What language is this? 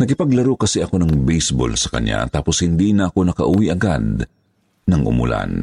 Filipino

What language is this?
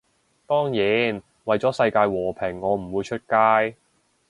Cantonese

